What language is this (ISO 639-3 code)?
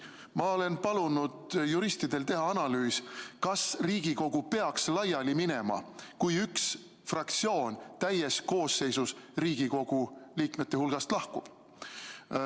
est